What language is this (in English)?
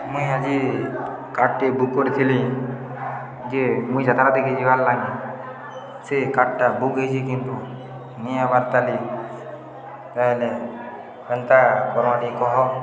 Odia